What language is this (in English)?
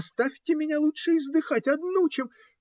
Russian